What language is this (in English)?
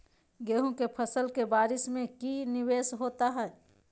Magahi